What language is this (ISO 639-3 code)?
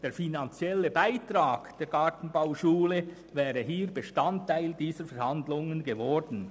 gsw